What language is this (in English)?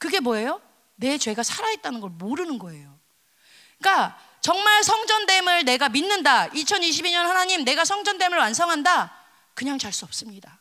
Korean